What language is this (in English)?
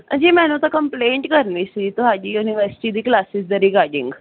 Punjabi